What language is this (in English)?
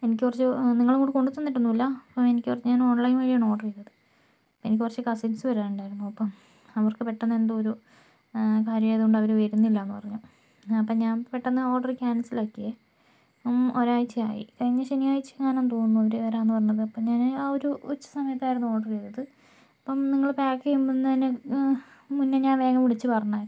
Malayalam